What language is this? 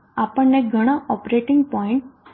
Gujarati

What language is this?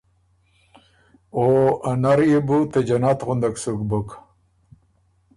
Ormuri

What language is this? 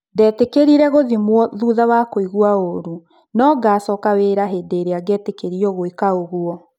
Kikuyu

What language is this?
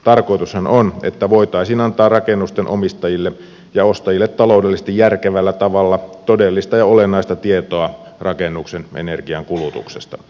Finnish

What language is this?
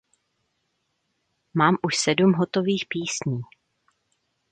Czech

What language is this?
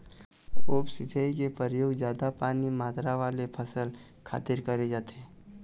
Chhattisgarhi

